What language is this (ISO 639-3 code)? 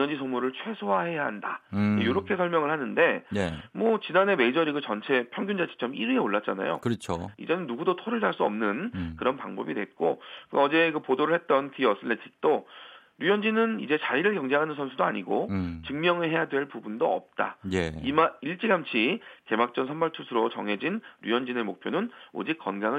kor